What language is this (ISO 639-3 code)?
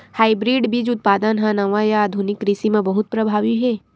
hne